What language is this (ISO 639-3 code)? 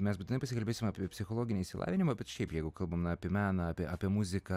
lit